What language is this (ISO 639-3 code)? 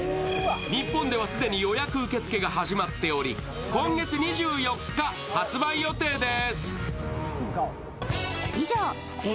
jpn